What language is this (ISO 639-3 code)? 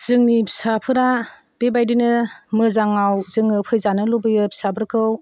brx